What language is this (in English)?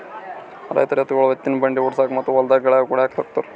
Kannada